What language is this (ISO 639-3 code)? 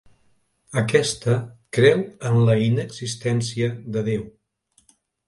cat